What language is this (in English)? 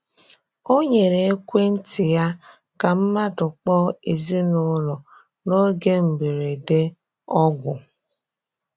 Igbo